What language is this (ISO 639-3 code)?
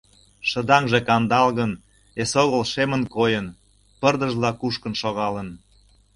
chm